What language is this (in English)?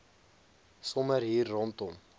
Afrikaans